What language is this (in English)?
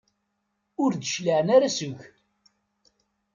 Kabyle